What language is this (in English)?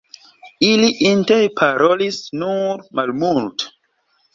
Esperanto